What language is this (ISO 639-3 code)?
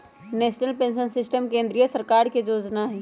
mag